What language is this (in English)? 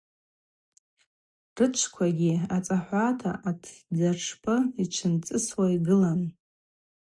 Abaza